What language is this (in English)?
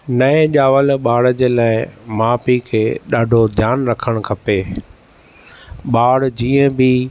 Sindhi